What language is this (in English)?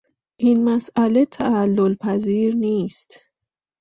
Persian